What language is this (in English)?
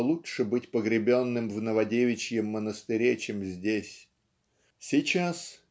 Russian